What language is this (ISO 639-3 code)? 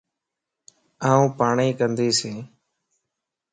lss